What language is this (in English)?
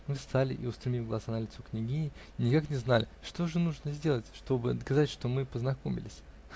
Russian